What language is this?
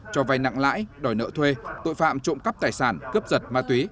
Vietnamese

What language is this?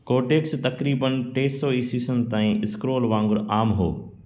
Sindhi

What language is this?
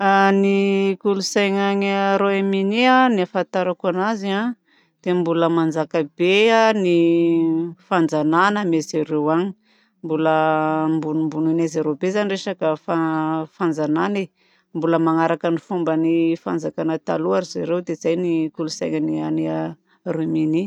Southern Betsimisaraka Malagasy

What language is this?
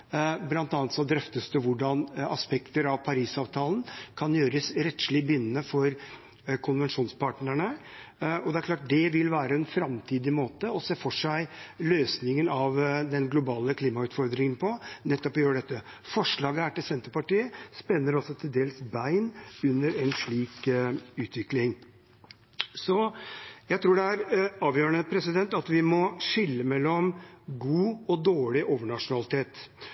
Norwegian Bokmål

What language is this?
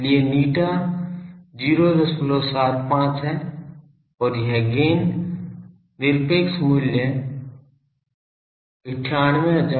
Hindi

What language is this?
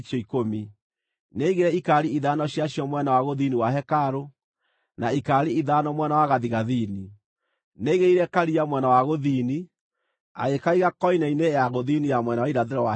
Kikuyu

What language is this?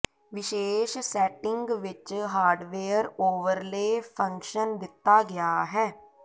Punjabi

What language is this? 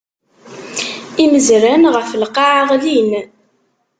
Kabyle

